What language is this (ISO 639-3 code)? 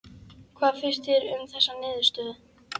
isl